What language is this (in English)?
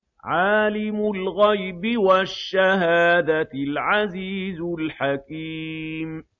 Arabic